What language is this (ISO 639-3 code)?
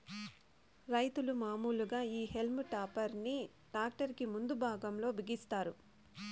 tel